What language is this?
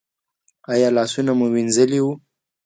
Pashto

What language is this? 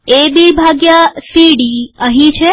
Gujarati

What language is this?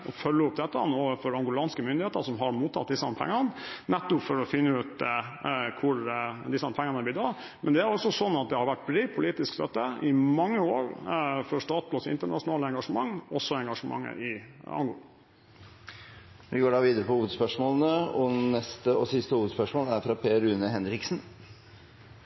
Norwegian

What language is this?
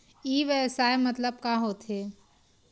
Chhattisgarhi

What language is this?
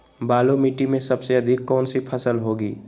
Magahi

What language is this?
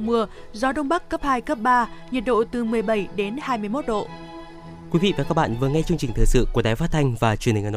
Vietnamese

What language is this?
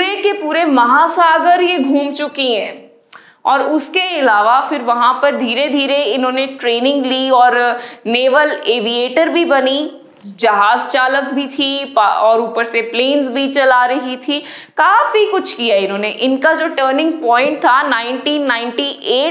Hindi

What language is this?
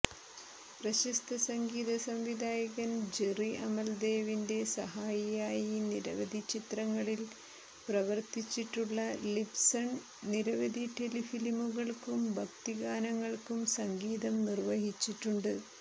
Malayalam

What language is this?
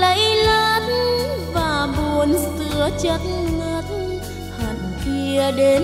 Vietnamese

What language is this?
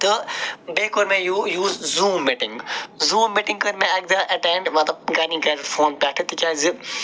Kashmiri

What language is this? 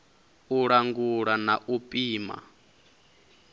Venda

